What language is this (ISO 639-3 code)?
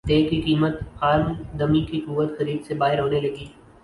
urd